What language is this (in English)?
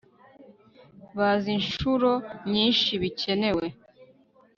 Kinyarwanda